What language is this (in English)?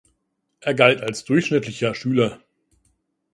German